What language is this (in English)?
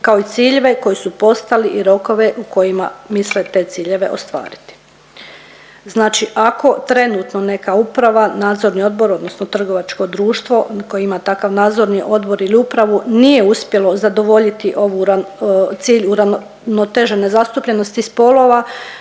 Croatian